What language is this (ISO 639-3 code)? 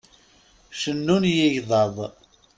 kab